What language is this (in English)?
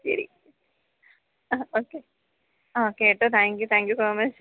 Malayalam